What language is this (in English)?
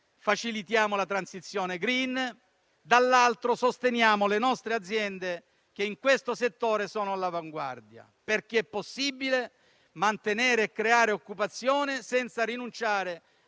Italian